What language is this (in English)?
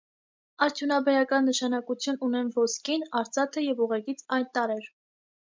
Armenian